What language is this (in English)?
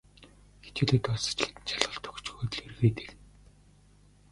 Mongolian